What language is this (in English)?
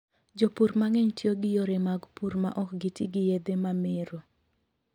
Luo (Kenya and Tanzania)